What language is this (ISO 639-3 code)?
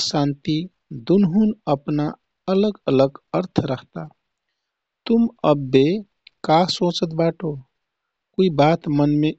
tkt